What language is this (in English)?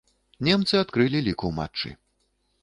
Belarusian